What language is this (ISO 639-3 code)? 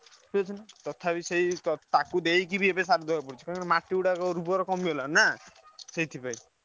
ori